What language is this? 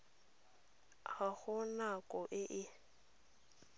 Tswana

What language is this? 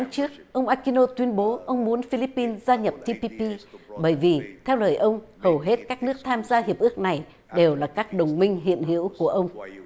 Vietnamese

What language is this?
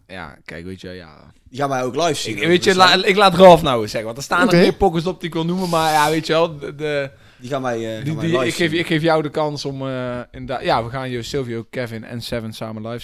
Dutch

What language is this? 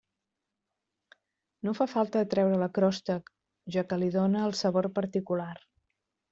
Catalan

